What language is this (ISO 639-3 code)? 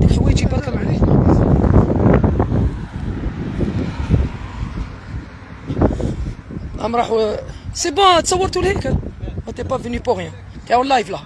ara